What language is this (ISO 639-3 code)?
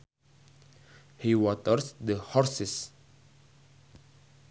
sun